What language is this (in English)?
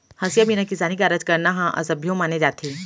Chhattisgarhi